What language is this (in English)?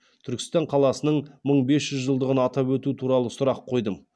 Kazakh